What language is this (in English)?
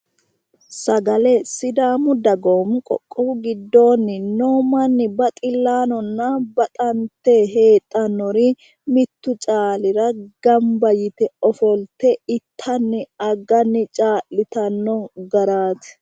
Sidamo